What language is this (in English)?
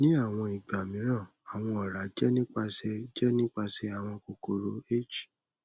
Yoruba